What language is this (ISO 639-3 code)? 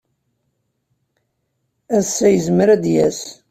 kab